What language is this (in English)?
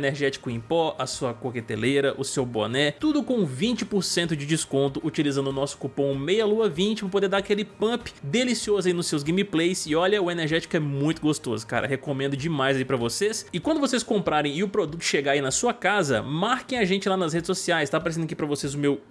Portuguese